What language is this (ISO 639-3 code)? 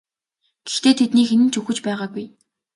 mon